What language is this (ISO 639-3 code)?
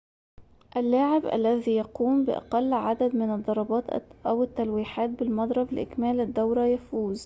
ara